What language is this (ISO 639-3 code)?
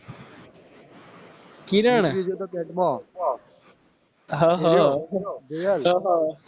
guj